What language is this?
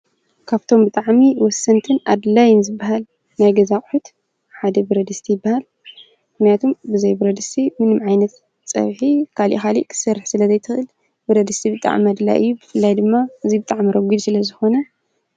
Tigrinya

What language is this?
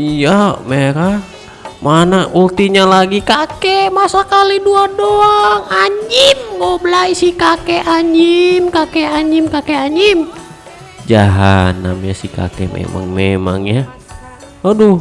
Indonesian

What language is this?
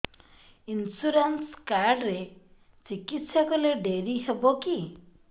Odia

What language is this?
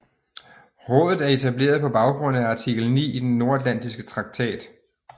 Danish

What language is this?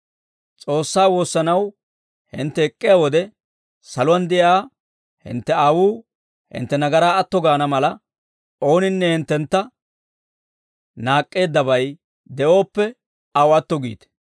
Dawro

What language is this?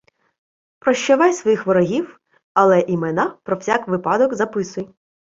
Ukrainian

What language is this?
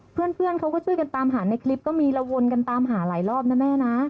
Thai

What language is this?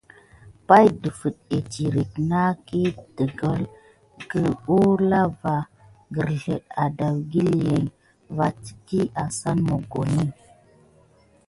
Gidar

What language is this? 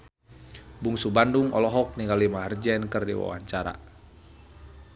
Sundanese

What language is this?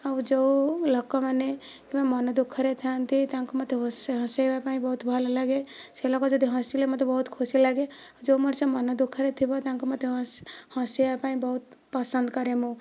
Odia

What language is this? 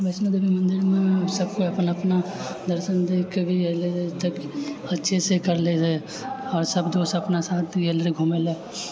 Maithili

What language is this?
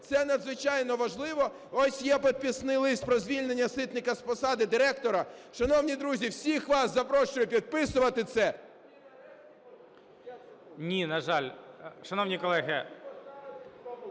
Ukrainian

